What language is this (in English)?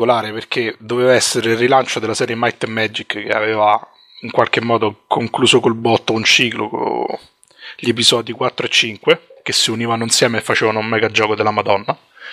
Italian